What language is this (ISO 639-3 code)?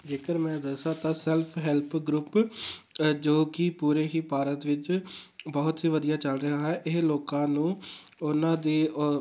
pan